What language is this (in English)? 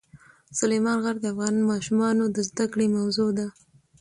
Pashto